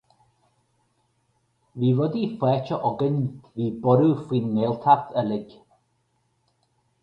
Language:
Irish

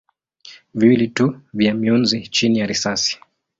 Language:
Swahili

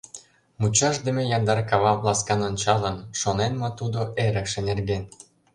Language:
Mari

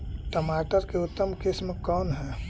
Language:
Magahi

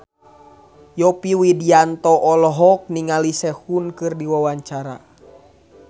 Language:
Sundanese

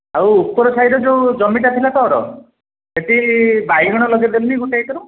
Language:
Odia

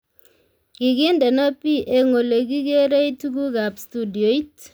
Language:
Kalenjin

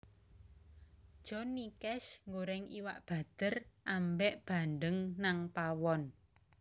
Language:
Javanese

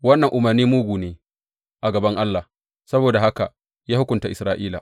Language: Hausa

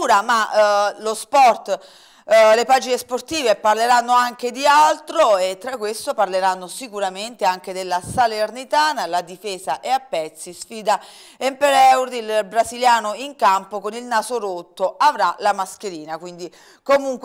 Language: Italian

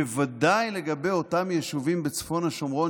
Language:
Hebrew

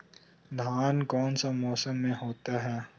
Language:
Magahi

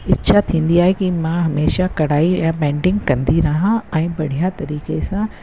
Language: Sindhi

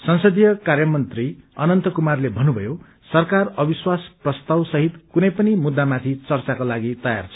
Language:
Nepali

